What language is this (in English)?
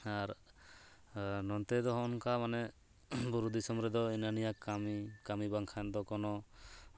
Santali